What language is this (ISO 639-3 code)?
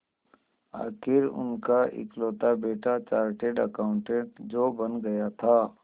hin